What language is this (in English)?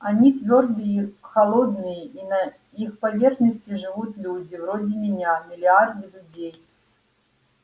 Russian